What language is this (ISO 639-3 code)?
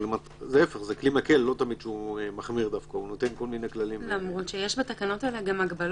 heb